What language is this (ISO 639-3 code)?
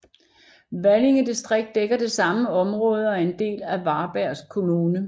dan